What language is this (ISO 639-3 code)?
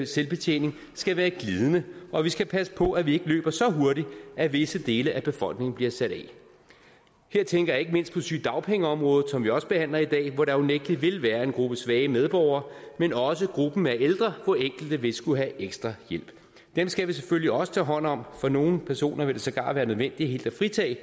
dan